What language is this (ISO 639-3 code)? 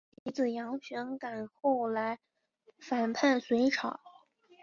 zho